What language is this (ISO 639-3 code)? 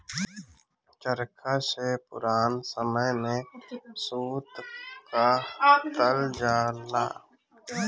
bho